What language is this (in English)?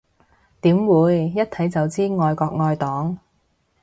Cantonese